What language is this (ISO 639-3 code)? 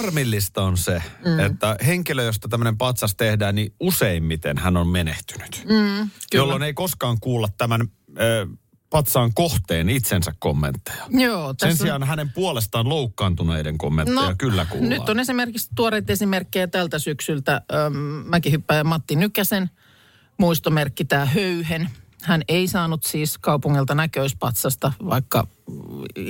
fin